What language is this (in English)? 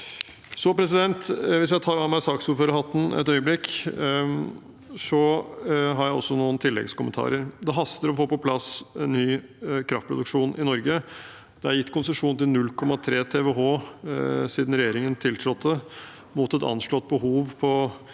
Norwegian